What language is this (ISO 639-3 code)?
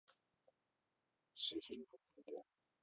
rus